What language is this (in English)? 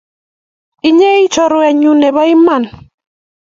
Kalenjin